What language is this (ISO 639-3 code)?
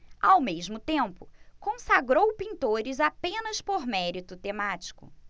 por